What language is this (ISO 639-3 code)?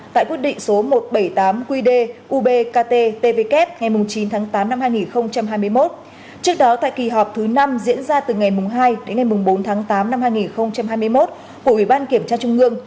vie